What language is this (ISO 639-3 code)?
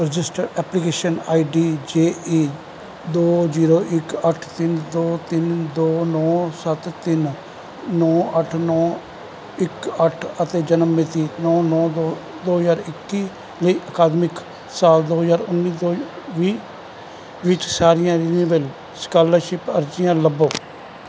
pan